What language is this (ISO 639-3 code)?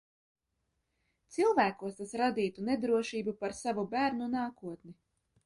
lav